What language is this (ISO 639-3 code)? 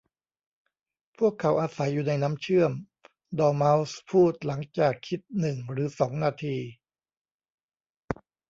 tha